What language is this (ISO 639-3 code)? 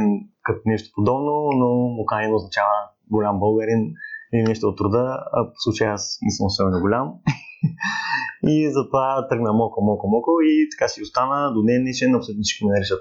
bul